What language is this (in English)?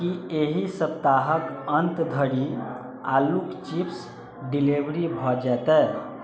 Maithili